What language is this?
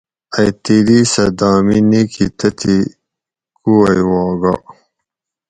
Gawri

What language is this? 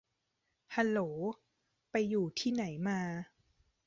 Thai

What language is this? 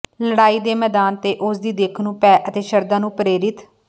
Punjabi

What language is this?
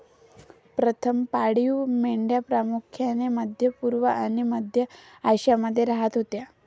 Marathi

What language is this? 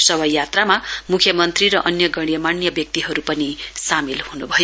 Nepali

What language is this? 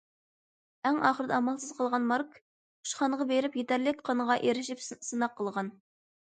Uyghur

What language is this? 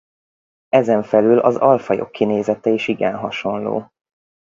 Hungarian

